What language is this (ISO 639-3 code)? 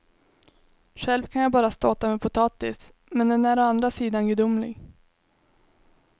swe